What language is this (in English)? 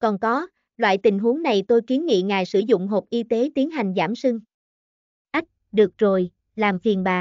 Vietnamese